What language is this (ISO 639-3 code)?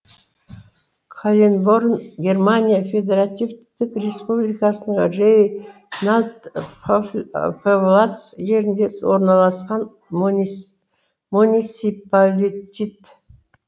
kaz